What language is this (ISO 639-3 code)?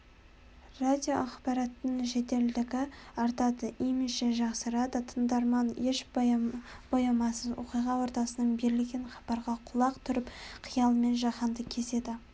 kaz